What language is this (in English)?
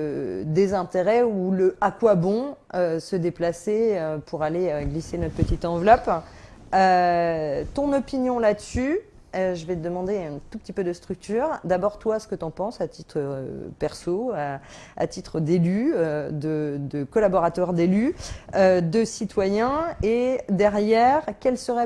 French